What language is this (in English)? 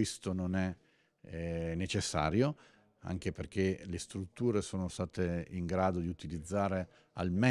Italian